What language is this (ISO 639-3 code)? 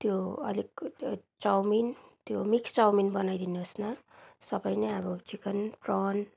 nep